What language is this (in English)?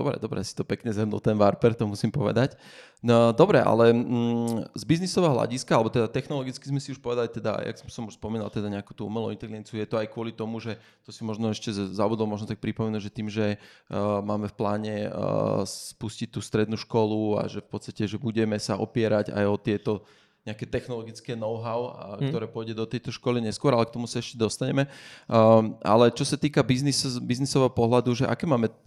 Slovak